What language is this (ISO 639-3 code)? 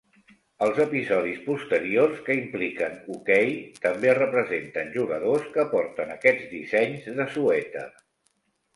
cat